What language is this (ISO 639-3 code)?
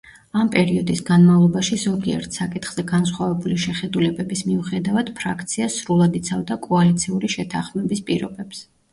kat